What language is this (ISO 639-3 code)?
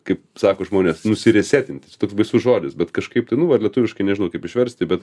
lit